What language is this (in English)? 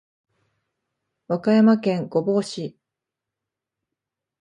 Japanese